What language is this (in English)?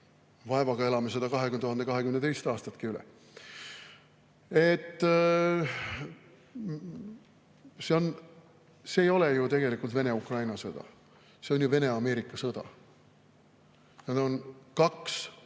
Estonian